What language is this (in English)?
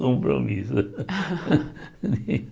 Portuguese